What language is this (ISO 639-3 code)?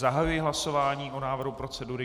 ces